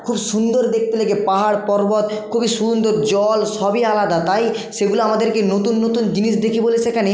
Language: Bangla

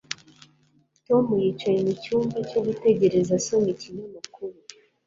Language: Kinyarwanda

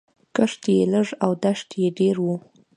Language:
Pashto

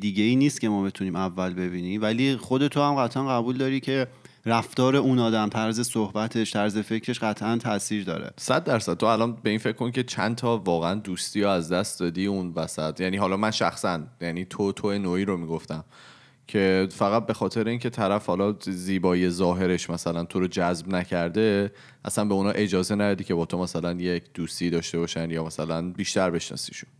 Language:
Persian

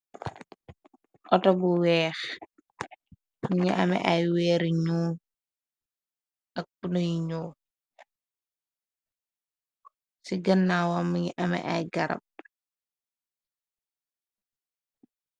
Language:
Wolof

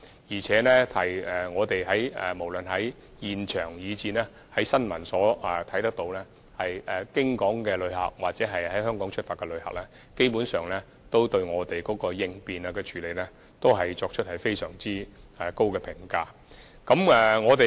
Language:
Cantonese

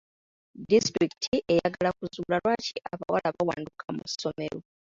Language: Ganda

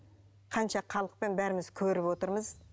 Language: Kazakh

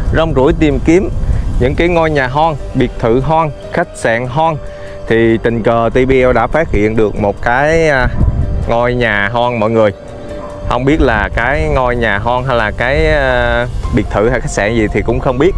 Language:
Vietnamese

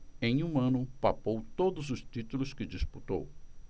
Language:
Portuguese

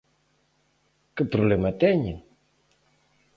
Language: Galician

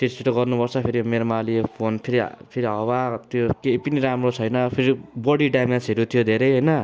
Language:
Nepali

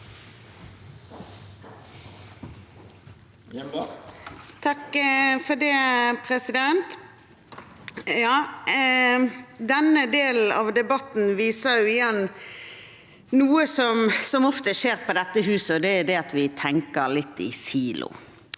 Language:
Norwegian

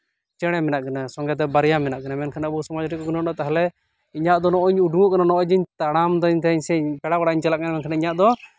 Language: Santali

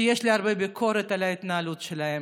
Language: Hebrew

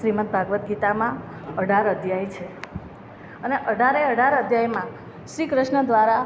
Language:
Gujarati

